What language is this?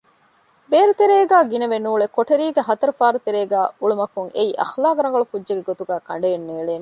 Divehi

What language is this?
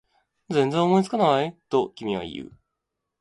Japanese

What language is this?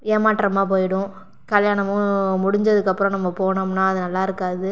Tamil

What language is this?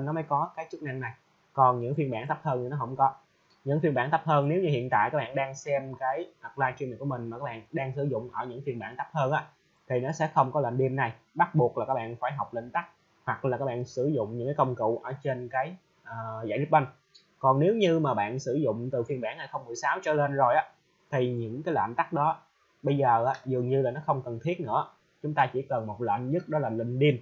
Vietnamese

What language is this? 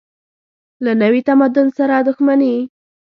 Pashto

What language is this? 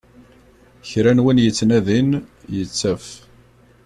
Kabyle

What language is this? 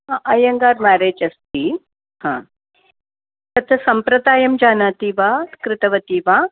Sanskrit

